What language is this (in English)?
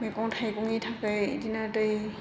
Bodo